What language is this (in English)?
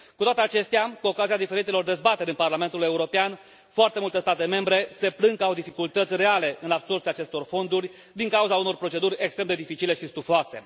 Romanian